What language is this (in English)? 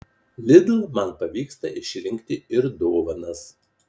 Lithuanian